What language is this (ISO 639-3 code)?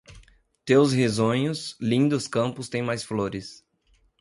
por